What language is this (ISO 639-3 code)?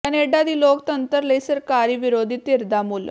pan